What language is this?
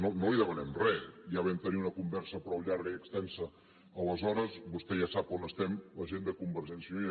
Catalan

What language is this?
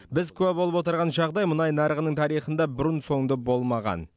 Kazakh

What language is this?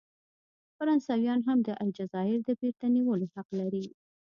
Pashto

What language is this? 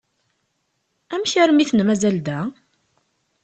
Kabyle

